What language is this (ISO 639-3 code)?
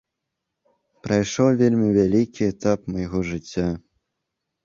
bel